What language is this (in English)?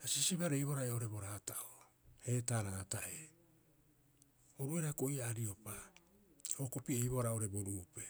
Rapoisi